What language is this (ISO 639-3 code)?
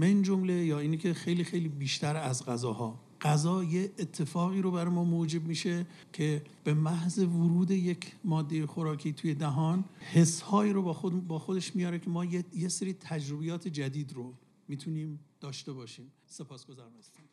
fas